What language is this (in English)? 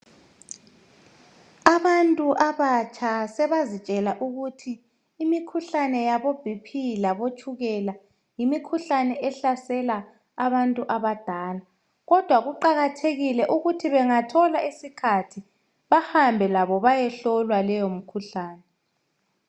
North Ndebele